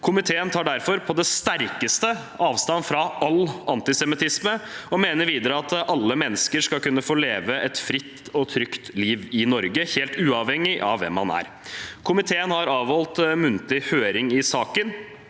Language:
Norwegian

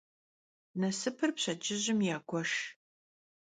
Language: Kabardian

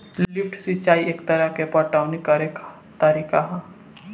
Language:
Bhojpuri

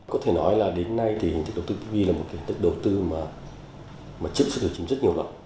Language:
Vietnamese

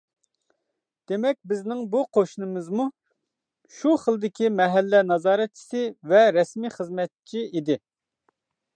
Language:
Uyghur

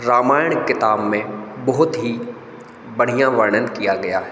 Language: Hindi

